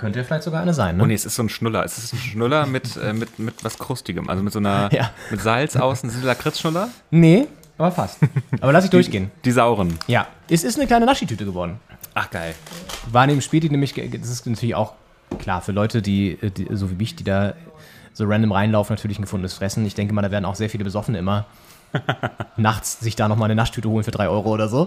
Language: German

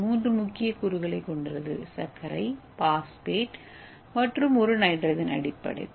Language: Tamil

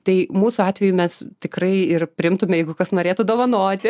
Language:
Lithuanian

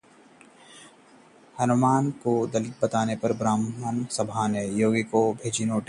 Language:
Hindi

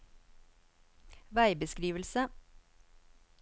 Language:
Norwegian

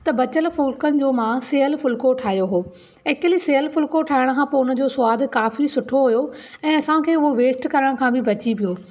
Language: Sindhi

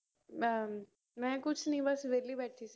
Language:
Punjabi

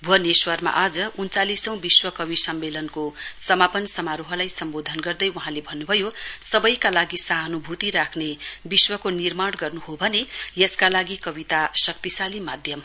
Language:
Nepali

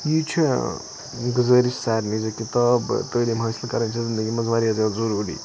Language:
Kashmiri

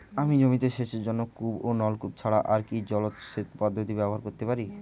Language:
Bangla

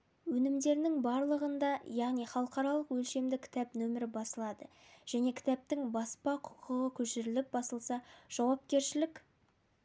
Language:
Kazakh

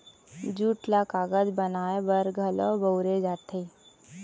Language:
Chhattisgarhi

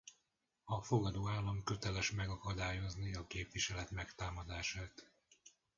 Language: Hungarian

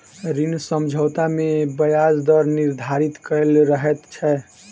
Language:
Maithili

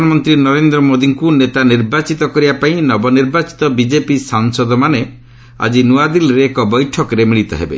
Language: Odia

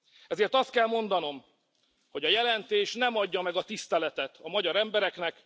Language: Hungarian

